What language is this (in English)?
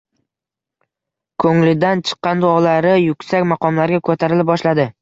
Uzbek